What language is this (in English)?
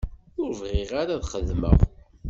Kabyle